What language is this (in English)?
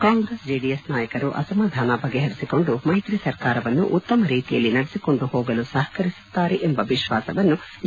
Kannada